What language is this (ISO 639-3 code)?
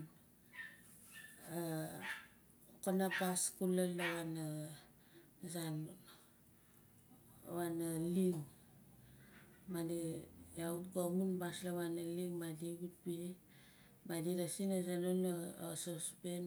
nal